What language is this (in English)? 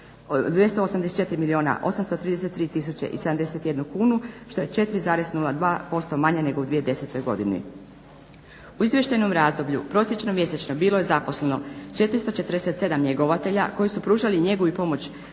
Croatian